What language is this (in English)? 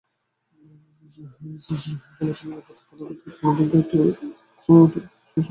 Bangla